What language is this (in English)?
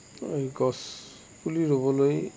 Assamese